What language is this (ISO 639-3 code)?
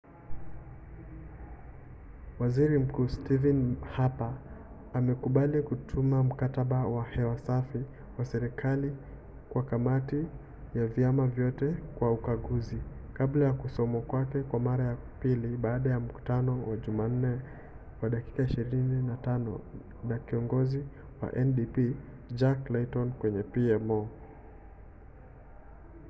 swa